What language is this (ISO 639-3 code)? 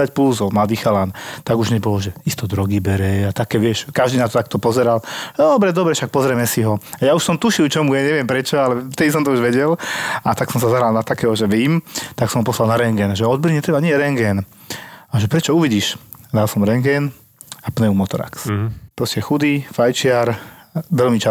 slk